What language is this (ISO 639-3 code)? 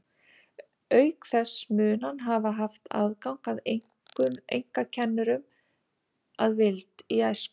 isl